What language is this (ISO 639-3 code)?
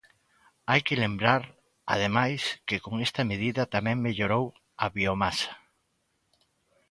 glg